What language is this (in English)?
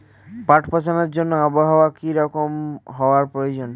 Bangla